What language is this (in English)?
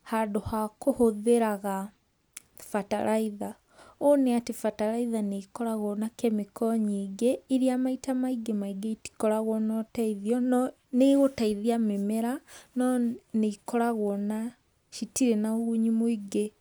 Kikuyu